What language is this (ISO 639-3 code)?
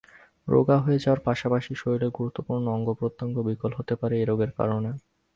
ben